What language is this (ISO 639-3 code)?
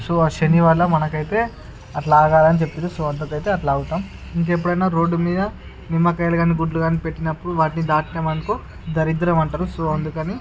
tel